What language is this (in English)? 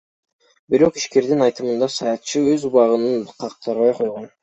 Kyrgyz